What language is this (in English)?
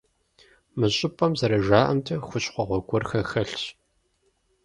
Kabardian